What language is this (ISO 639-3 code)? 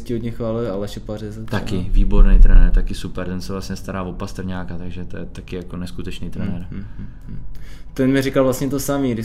ces